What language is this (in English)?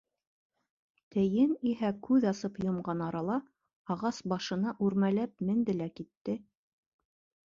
Bashkir